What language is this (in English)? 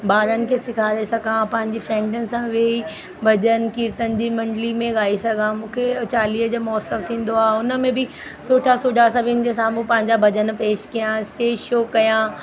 Sindhi